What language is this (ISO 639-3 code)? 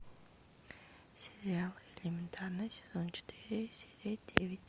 rus